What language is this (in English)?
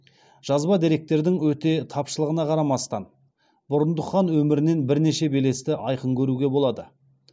Kazakh